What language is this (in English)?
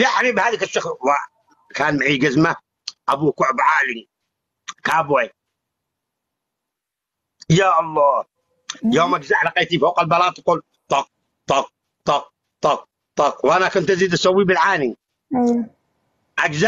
Arabic